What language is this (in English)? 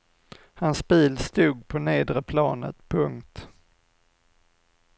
Swedish